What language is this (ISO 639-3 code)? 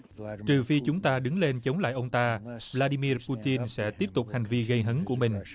vie